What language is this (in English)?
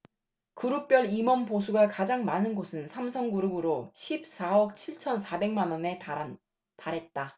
Korean